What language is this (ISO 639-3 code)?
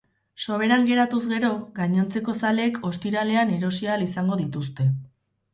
eus